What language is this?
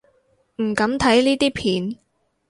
Cantonese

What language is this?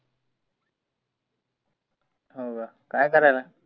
Marathi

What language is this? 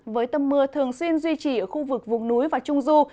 Vietnamese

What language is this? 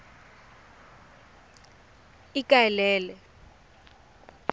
Tswana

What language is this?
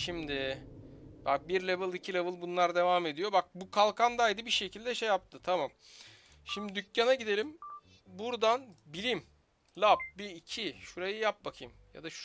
Turkish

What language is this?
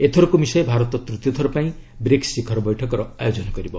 Odia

